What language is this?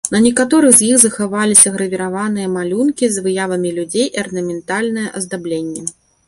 Belarusian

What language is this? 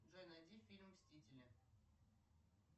Russian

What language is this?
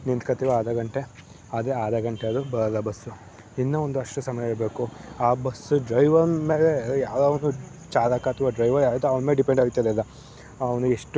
Kannada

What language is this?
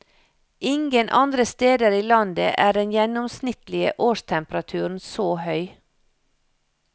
Norwegian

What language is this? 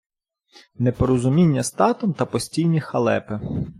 Ukrainian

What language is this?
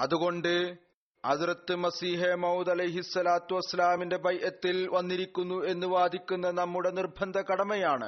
Malayalam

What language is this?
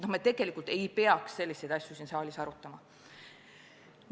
Estonian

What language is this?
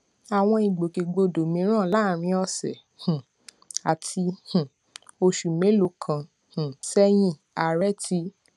Yoruba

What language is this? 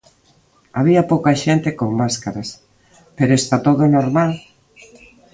Galician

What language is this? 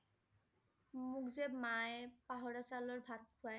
Assamese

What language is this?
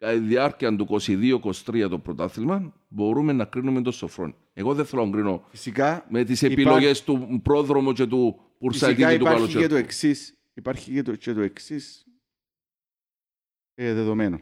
Greek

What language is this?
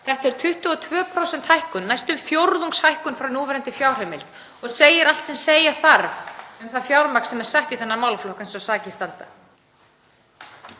Icelandic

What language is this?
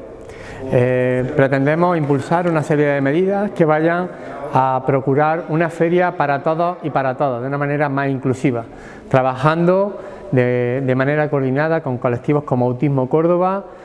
Spanish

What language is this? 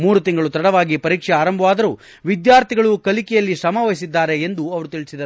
Kannada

